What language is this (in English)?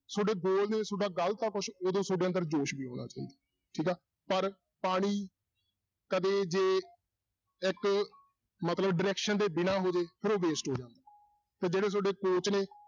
Punjabi